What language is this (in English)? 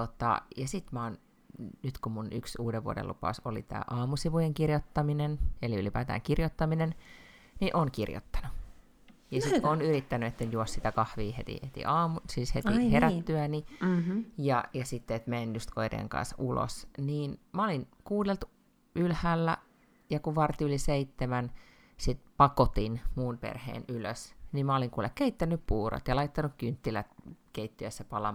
Finnish